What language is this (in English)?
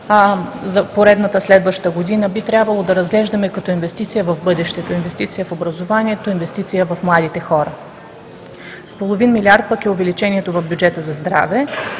Bulgarian